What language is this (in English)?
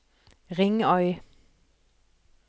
Norwegian